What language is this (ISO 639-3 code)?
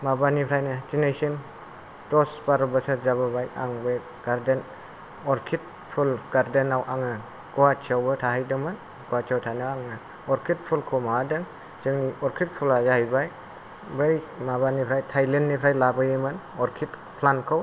brx